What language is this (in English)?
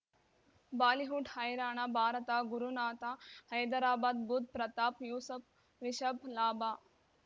Kannada